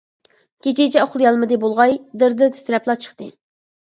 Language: Uyghur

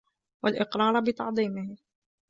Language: Arabic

